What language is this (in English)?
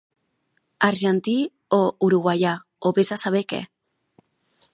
Catalan